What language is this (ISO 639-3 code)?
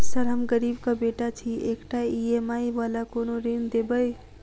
mai